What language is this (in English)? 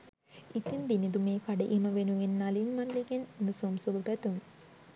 Sinhala